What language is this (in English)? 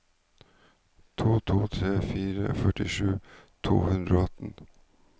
Norwegian